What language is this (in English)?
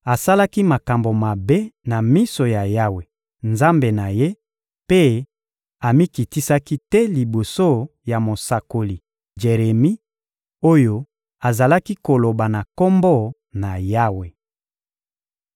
Lingala